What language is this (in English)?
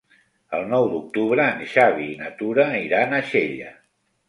Catalan